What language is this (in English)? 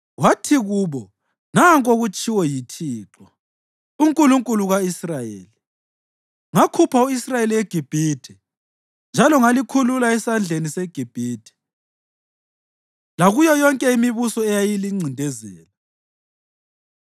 North Ndebele